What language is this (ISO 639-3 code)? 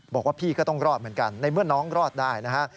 tha